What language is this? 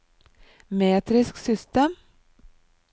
Norwegian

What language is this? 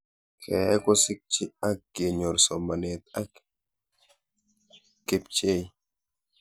Kalenjin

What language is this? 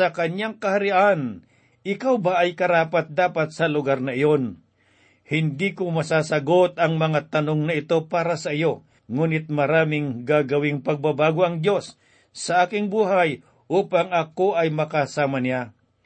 Filipino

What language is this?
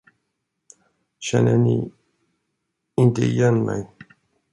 Swedish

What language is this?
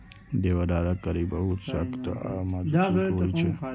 Maithili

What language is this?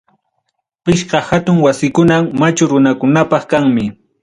Ayacucho Quechua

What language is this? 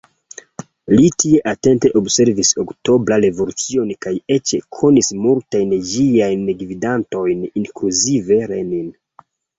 Esperanto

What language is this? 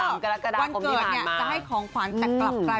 Thai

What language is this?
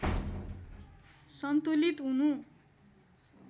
Nepali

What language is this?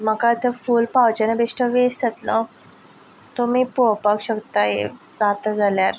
Konkani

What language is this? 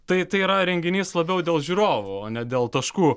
Lithuanian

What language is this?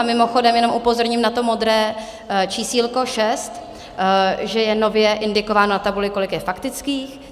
Czech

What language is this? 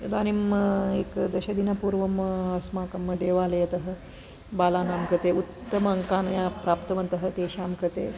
Sanskrit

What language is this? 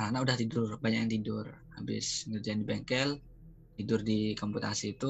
Indonesian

